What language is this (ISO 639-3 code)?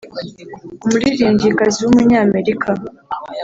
kin